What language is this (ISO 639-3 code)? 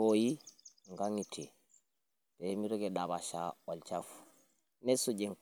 mas